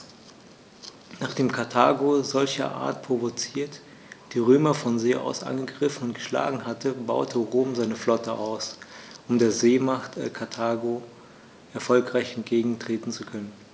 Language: German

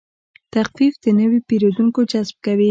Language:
Pashto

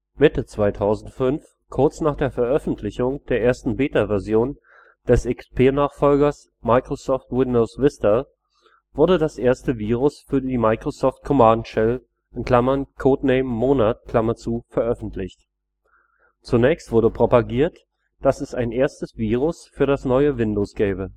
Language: German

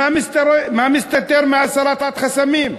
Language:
Hebrew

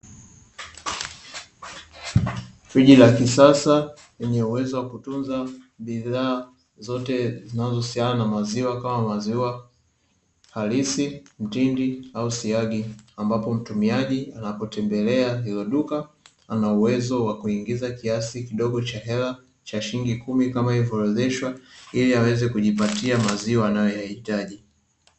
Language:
Swahili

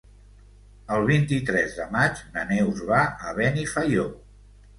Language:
Catalan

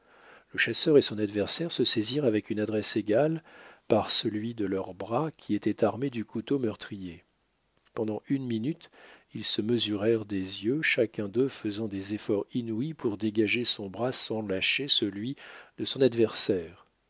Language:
French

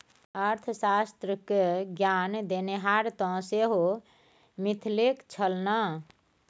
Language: Maithili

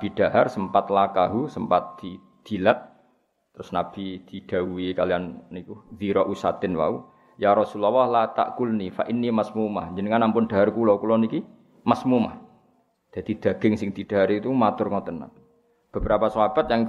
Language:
Malay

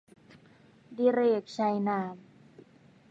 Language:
Thai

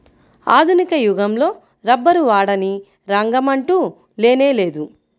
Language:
Telugu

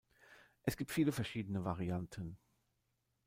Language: German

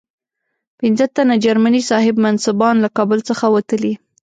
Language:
Pashto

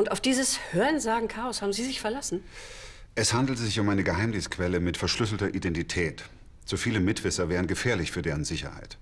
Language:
German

